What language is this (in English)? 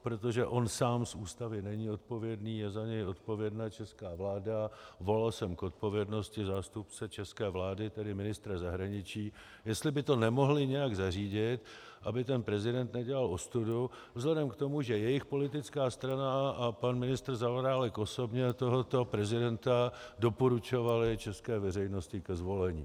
Czech